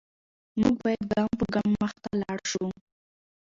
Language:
Pashto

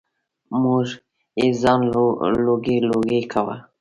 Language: Pashto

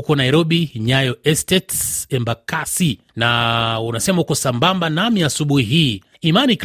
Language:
Swahili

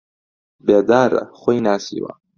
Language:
Central Kurdish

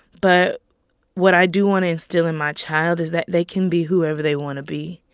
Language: English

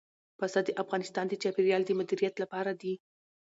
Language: Pashto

